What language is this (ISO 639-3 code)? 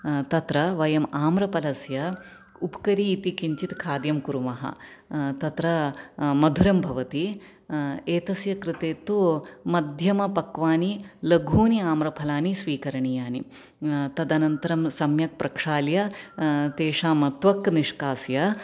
san